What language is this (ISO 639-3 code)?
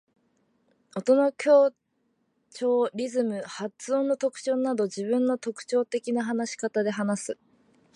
jpn